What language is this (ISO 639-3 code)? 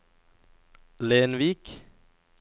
nor